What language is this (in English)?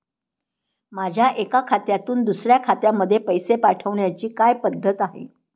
Marathi